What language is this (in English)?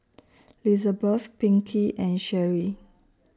English